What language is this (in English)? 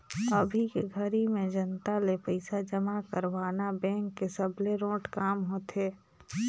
Chhattisgarhi